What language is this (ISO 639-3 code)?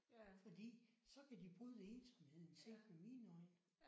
dan